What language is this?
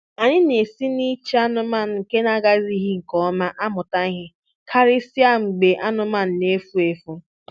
Igbo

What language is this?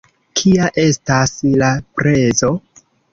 Esperanto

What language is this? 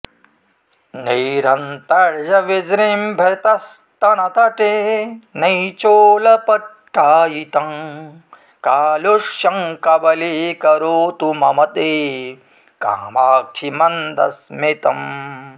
Sanskrit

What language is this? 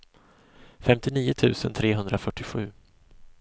Swedish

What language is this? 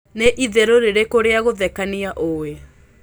Kikuyu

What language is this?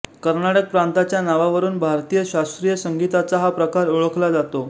Marathi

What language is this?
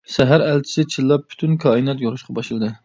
Uyghur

